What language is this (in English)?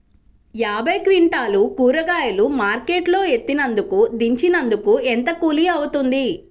Telugu